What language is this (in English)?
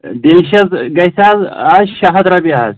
Kashmiri